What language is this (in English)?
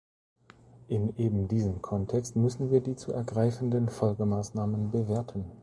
German